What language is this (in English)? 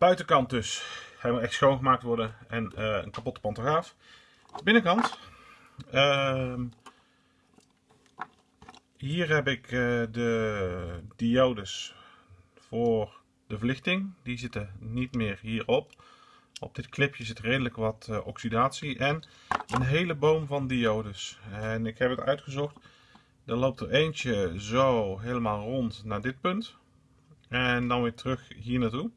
Dutch